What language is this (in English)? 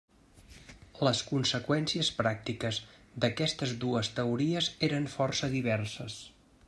Catalan